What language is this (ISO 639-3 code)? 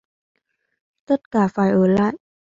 vie